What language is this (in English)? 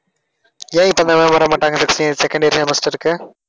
Tamil